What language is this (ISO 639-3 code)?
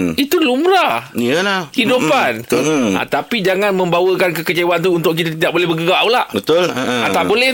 msa